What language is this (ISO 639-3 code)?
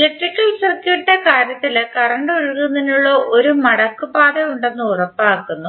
mal